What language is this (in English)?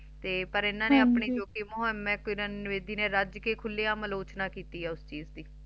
Punjabi